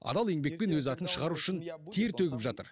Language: Kazakh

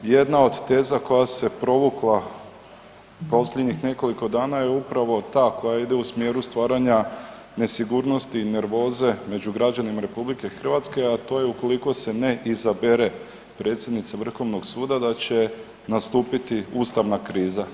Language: Croatian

